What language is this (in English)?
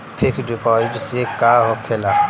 Bhojpuri